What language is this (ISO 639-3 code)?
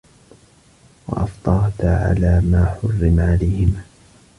ara